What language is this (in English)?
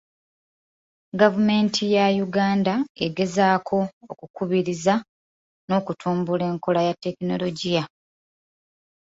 Ganda